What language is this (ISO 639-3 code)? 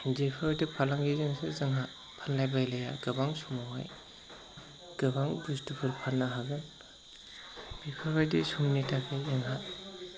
brx